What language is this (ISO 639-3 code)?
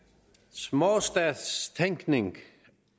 dan